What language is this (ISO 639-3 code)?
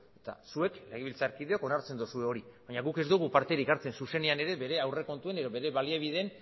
eus